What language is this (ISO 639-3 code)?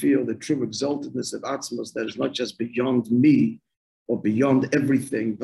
eng